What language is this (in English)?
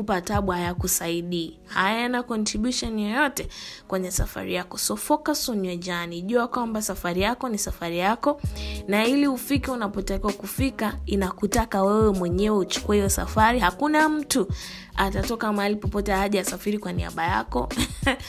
Swahili